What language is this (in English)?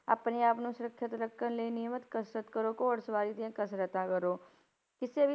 Punjabi